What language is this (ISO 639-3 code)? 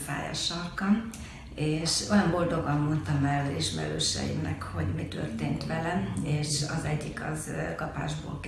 hun